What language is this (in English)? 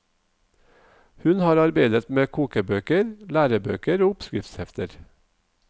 Norwegian